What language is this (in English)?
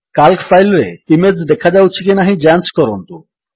Odia